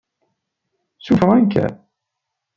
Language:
Kabyle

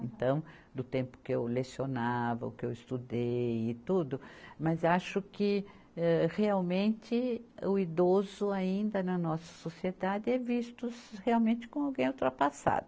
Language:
Portuguese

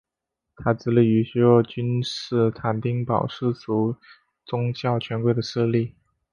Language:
Chinese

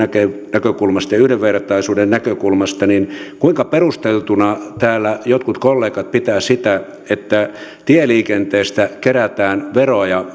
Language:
Finnish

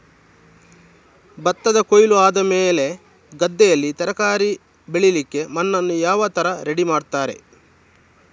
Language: Kannada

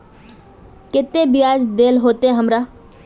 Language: Magahi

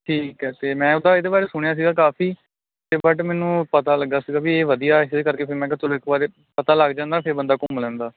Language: Punjabi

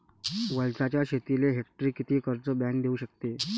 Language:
Marathi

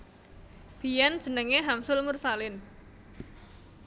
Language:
Javanese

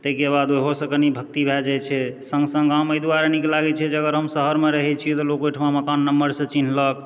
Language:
Maithili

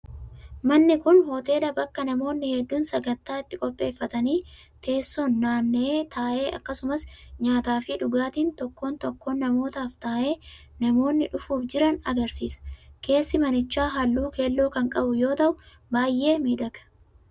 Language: Oromo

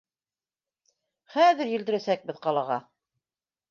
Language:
Bashkir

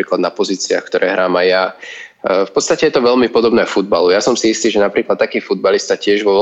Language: Slovak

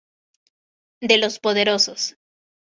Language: Spanish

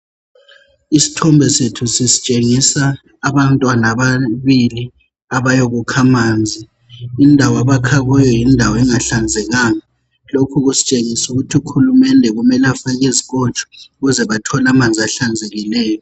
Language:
North Ndebele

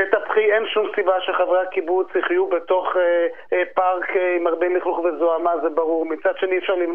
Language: Hebrew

